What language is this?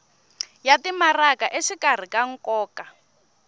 Tsonga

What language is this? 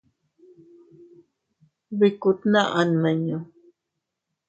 Teutila Cuicatec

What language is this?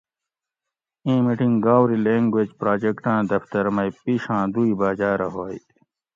Gawri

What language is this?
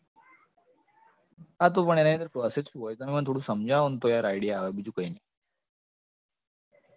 Gujarati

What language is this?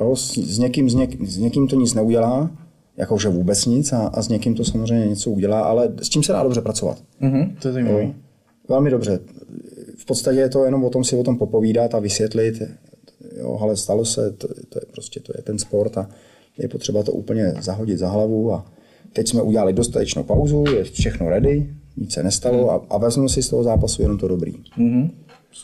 Czech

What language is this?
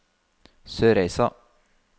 Norwegian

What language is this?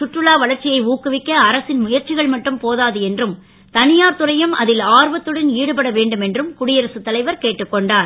Tamil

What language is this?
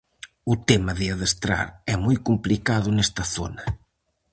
Galician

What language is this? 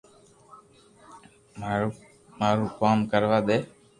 Loarki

